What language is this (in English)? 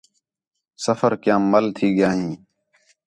Khetrani